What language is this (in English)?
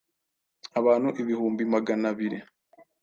Kinyarwanda